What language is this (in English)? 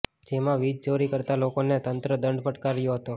Gujarati